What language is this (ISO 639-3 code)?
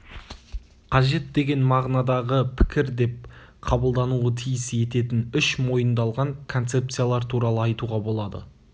kaz